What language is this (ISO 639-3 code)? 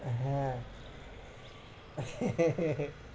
ben